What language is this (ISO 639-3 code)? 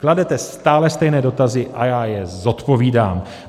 ces